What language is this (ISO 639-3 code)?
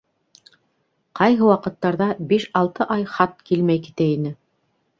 bak